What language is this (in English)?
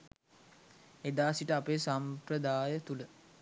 Sinhala